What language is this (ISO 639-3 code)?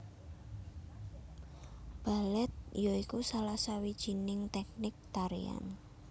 jav